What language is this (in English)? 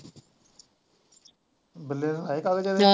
Punjabi